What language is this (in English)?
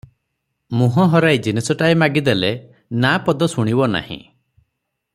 Odia